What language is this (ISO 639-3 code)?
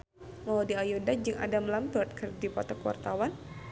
sun